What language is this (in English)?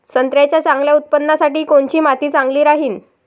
Marathi